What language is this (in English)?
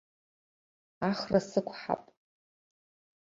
Abkhazian